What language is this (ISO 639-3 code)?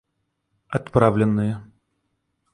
rus